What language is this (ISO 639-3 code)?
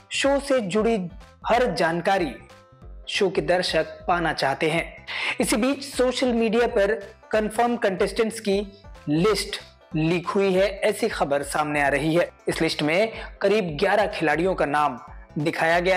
hin